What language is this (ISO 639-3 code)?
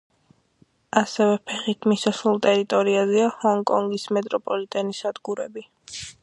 kat